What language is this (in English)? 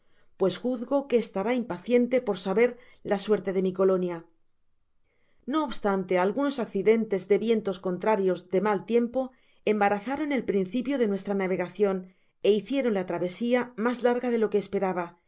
Spanish